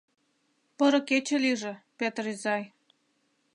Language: Mari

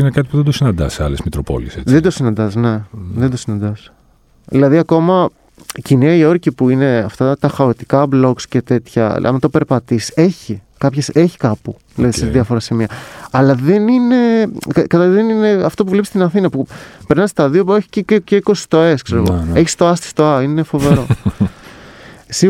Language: Greek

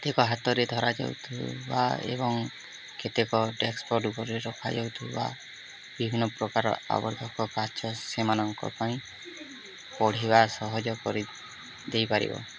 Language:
Odia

